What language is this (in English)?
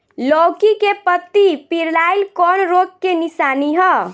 Bhojpuri